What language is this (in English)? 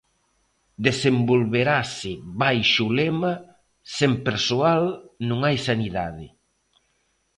Galician